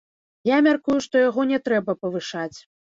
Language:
Belarusian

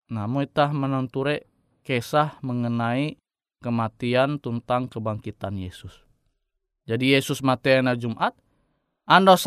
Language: Indonesian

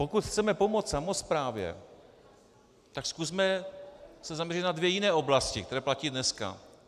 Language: Czech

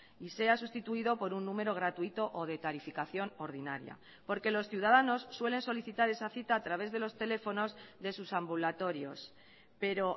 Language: Spanish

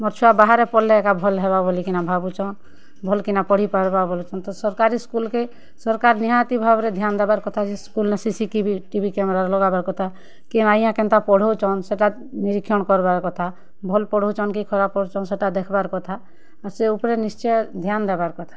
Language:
Odia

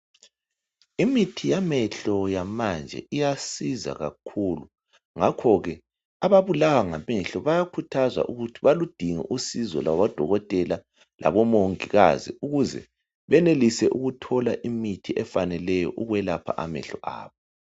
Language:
North Ndebele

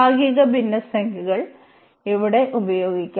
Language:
Malayalam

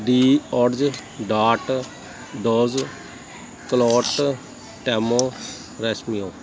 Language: Punjabi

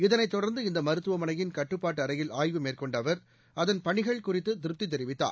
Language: Tamil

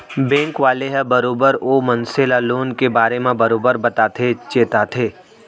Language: Chhattisgarhi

